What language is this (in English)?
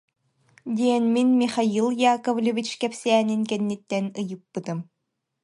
Yakut